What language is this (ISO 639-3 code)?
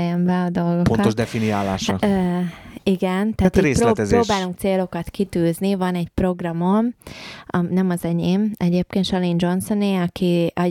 hun